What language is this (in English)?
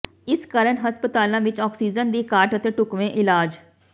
Punjabi